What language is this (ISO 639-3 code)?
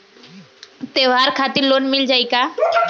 bho